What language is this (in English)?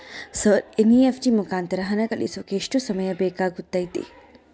Kannada